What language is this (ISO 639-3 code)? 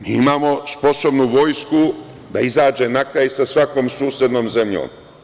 srp